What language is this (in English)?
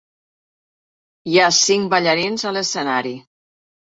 Catalan